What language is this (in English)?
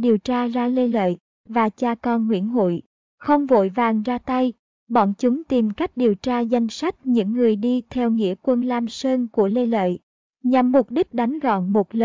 Vietnamese